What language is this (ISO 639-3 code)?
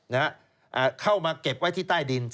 tha